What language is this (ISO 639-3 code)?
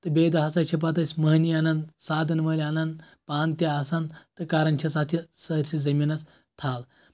kas